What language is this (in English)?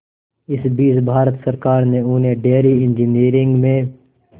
Hindi